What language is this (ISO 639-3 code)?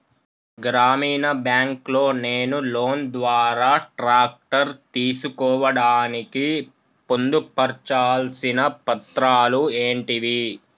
tel